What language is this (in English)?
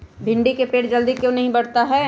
Magahi